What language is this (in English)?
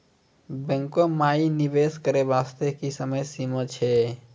Maithili